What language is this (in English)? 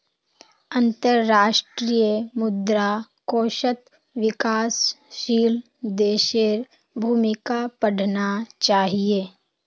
Magahi